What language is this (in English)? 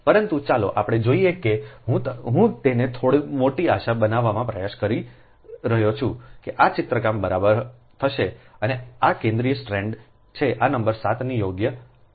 Gujarati